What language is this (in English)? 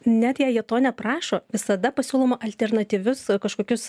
Lithuanian